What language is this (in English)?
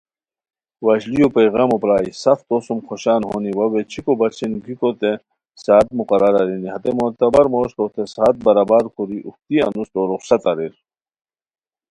Khowar